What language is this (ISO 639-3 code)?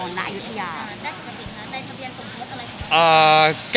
tha